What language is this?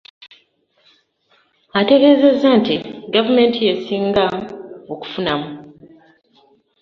Ganda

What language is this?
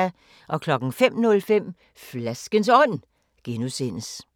Danish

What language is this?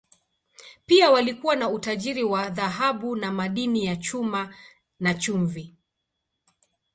Swahili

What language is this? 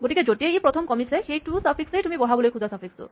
Assamese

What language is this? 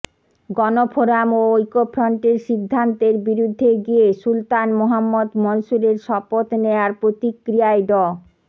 Bangla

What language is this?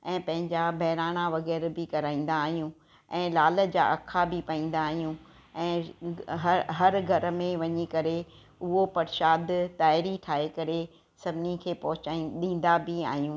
Sindhi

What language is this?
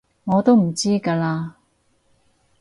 Cantonese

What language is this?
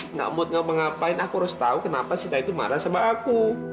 Indonesian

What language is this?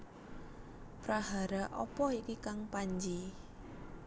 Javanese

